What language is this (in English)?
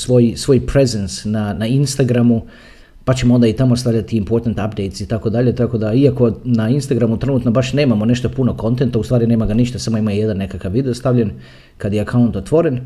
Croatian